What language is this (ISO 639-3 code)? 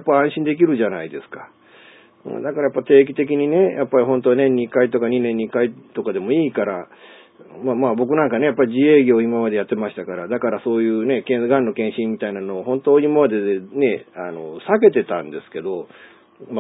jpn